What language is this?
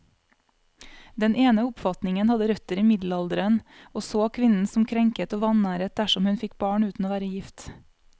Norwegian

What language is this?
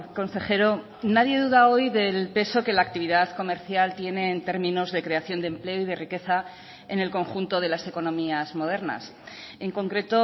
Spanish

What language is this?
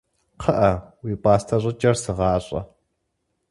Kabardian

